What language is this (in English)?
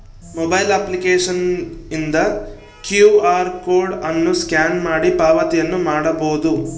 Kannada